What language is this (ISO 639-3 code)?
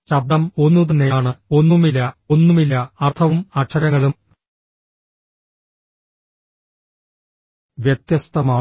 mal